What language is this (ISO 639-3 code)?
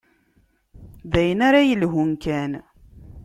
kab